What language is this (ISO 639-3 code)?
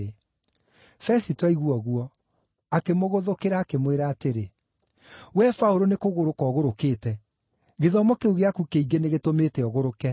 kik